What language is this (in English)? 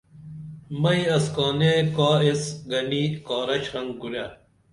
Dameli